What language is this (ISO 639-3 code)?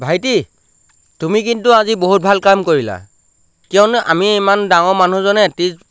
asm